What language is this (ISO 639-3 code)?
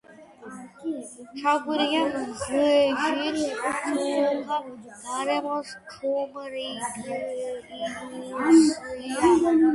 kat